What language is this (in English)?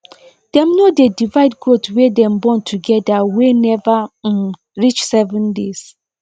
Nigerian Pidgin